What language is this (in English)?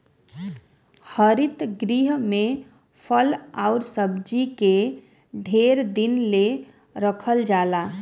Bhojpuri